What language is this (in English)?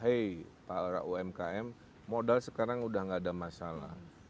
Indonesian